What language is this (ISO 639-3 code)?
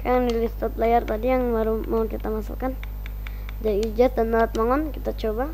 ind